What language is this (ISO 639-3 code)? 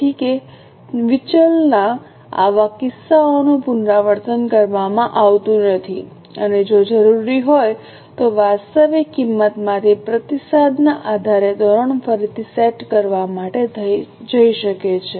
guj